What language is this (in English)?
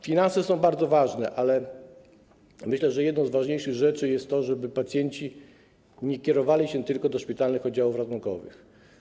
Polish